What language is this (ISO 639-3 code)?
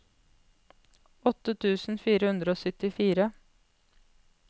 nor